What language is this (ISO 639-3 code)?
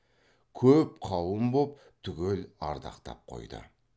kaz